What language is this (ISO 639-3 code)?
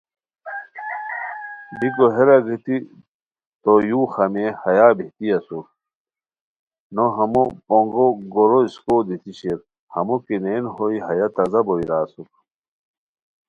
khw